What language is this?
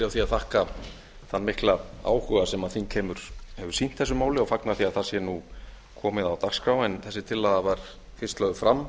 Icelandic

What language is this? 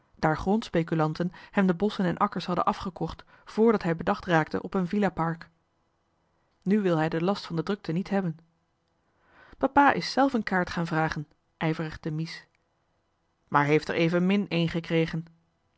Dutch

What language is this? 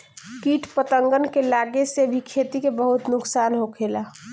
Bhojpuri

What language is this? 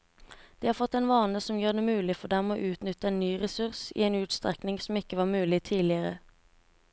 Norwegian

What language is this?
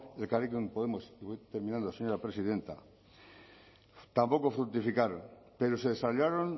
Spanish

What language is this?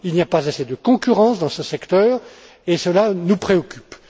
French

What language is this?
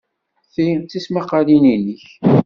Kabyle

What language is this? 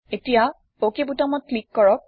Assamese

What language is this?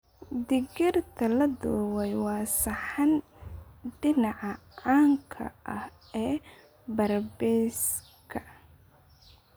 Somali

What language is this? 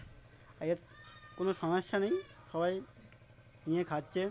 Bangla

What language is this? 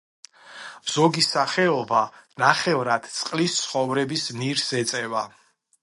Georgian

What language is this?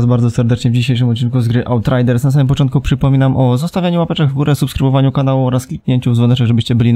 Polish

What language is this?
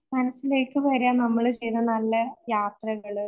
Malayalam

